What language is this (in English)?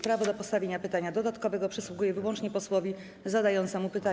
Polish